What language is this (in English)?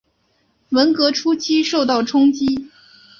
Chinese